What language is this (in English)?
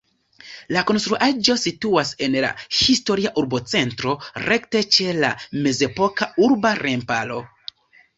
Esperanto